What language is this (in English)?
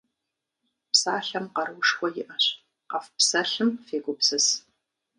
Kabardian